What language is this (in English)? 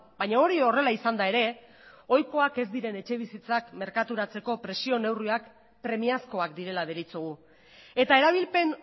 Basque